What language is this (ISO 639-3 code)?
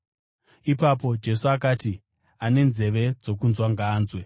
sna